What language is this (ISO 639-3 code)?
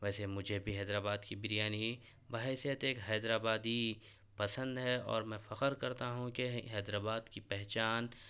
urd